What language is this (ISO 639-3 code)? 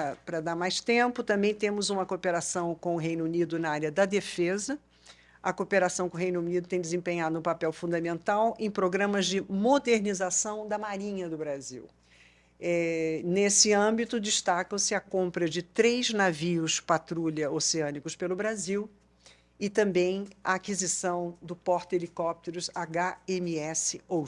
por